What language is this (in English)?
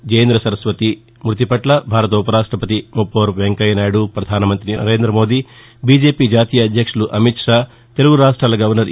Telugu